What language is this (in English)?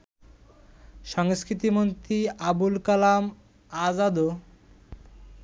Bangla